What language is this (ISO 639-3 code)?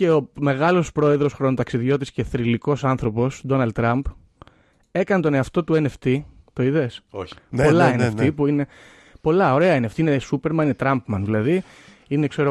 ell